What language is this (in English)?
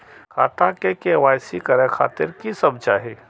Maithili